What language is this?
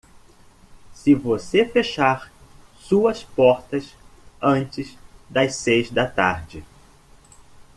Portuguese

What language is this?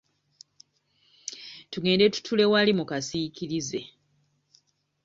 Ganda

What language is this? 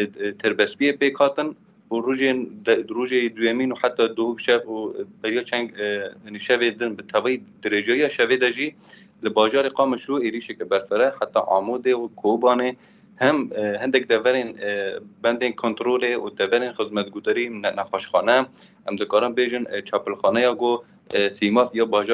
Arabic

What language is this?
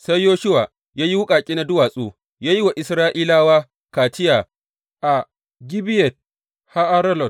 Hausa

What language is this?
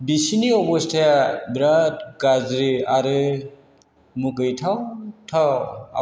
Bodo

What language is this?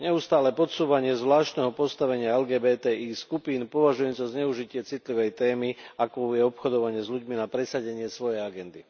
Slovak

